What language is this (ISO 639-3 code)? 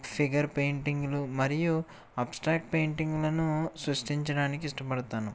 tel